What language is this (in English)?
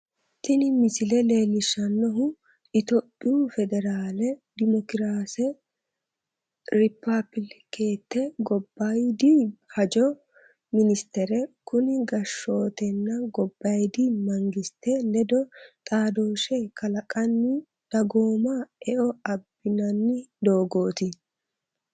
Sidamo